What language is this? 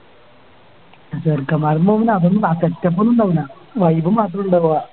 Malayalam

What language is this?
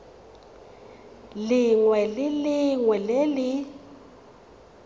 Tswana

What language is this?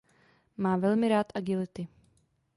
Czech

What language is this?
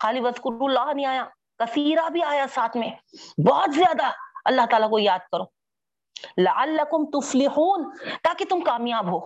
Urdu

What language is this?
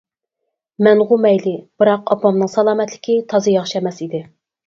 Uyghur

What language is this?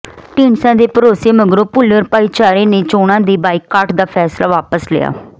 Punjabi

